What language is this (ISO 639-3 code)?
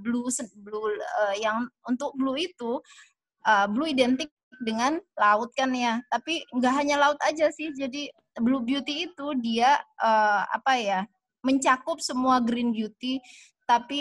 ind